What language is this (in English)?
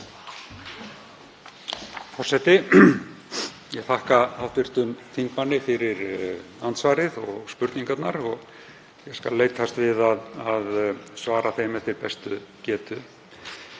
Icelandic